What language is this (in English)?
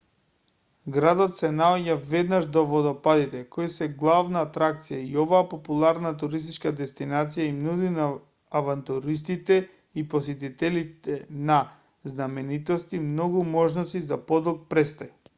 Macedonian